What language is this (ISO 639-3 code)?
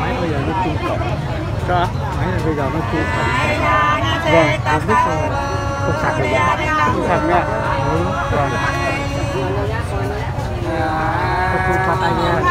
tha